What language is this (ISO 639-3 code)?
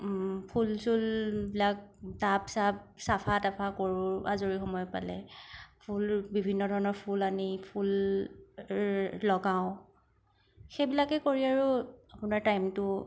asm